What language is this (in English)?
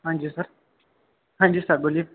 Kashmiri